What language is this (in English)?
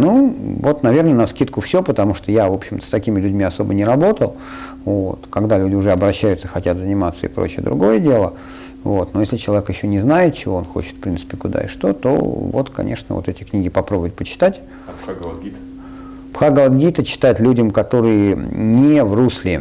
Russian